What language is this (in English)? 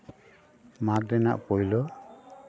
Santali